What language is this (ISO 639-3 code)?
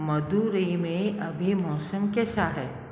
hin